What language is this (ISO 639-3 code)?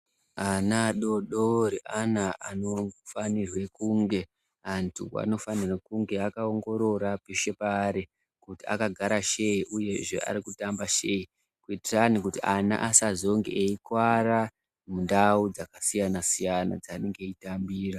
ndc